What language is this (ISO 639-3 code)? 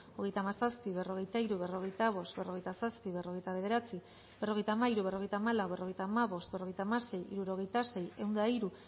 eus